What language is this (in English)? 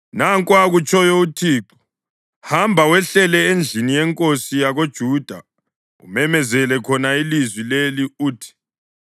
North Ndebele